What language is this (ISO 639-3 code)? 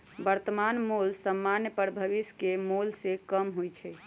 mag